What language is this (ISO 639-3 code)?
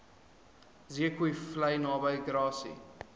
afr